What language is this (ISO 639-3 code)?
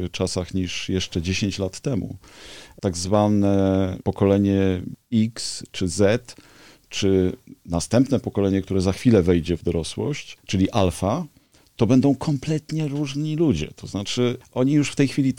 pol